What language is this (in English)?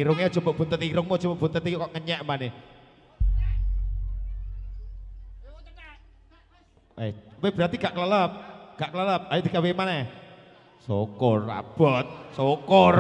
Indonesian